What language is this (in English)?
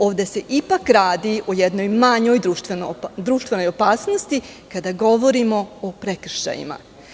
Serbian